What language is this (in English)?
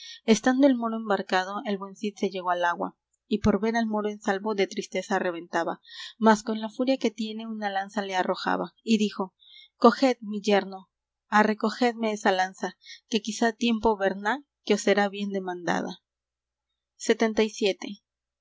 Spanish